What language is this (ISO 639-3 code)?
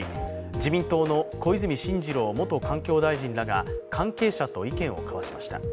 jpn